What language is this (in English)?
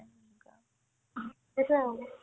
Assamese